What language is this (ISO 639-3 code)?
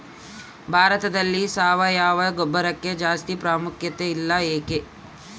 kan